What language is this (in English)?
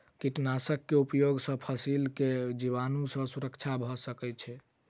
Maithili